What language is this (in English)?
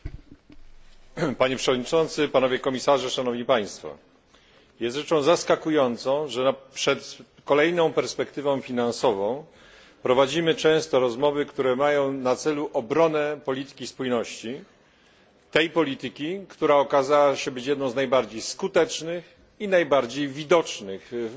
Polish